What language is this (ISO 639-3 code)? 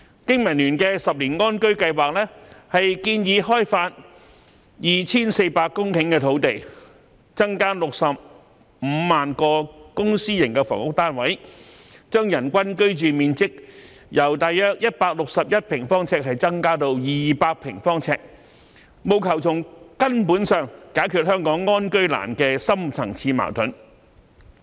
yue